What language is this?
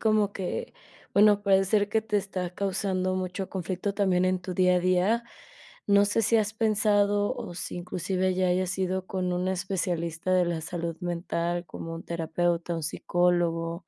Spanish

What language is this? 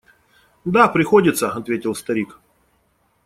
Russian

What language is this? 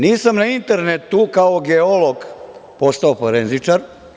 Serbian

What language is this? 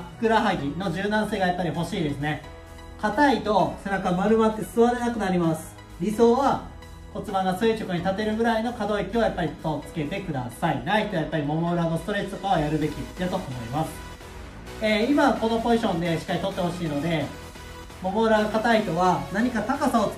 Japanese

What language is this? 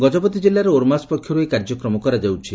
Odia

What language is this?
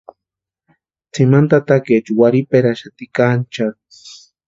Western Highland Purepecha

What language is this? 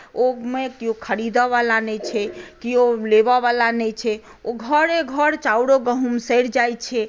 Maithili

